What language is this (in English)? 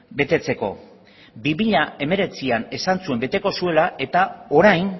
Basque